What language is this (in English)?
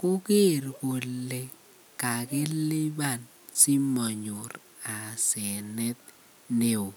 Kalenjin